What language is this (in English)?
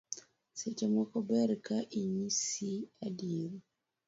Luo (Kenya and Tanzania)